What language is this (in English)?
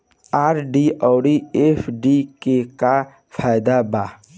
Bhojpuri